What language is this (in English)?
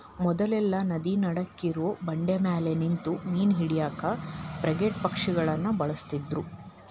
Kannada